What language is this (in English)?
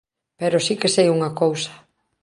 Galician